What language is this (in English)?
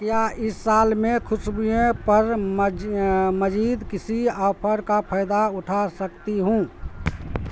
Urdu